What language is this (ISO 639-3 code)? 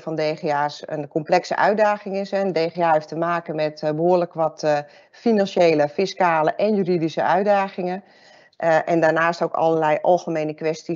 nld